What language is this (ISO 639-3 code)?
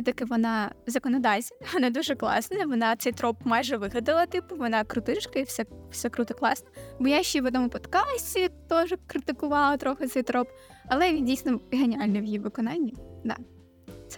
ukr